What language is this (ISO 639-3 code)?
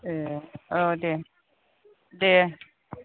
brx